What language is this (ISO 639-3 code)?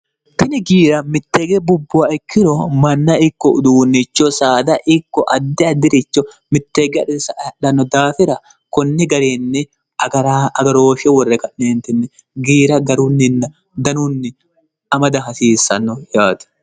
sid